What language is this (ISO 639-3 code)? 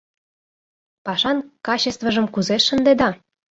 chm